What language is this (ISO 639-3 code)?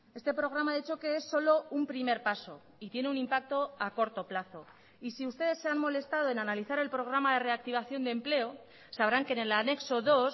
spa